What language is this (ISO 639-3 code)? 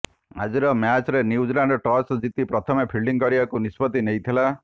ori